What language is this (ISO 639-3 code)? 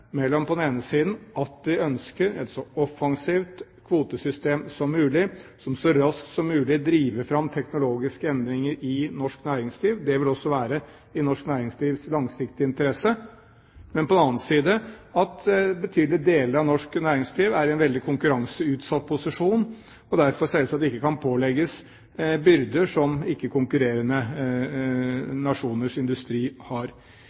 nob